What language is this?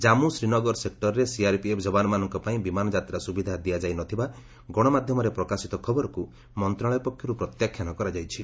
Odia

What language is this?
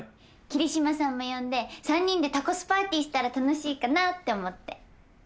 Japanese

